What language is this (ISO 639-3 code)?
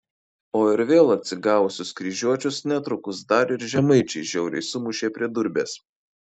lit